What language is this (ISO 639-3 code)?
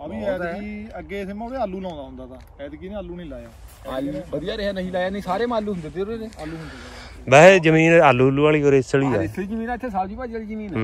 pan